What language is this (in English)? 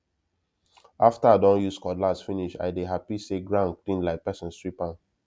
Nigerian Pidgin